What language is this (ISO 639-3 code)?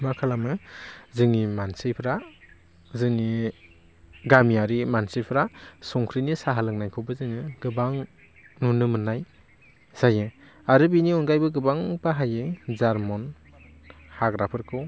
brx